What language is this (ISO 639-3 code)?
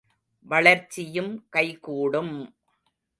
tam